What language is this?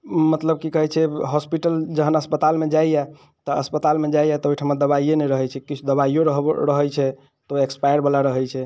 Maithili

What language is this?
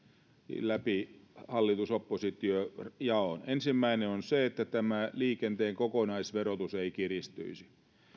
Finnish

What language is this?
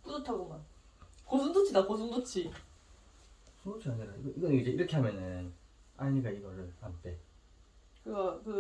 Korean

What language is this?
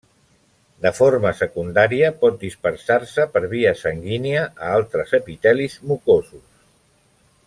Catalan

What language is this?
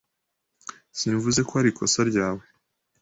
Kinyarwanda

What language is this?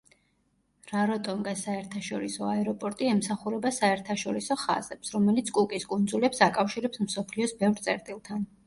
Georgian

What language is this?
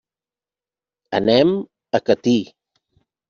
Catalan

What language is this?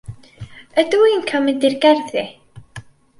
Welsh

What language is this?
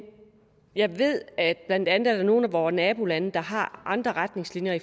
Danish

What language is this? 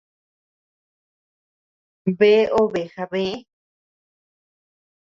Tepeuxila Cuicatec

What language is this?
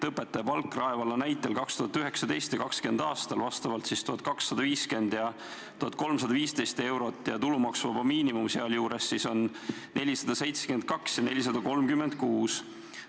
Estonian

